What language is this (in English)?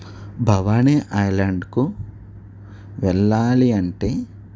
Telugu